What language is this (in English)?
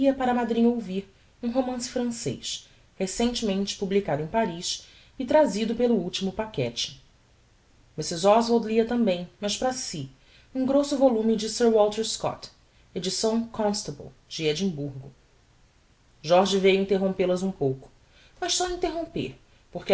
Portuguese